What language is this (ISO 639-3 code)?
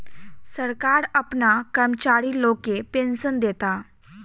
bho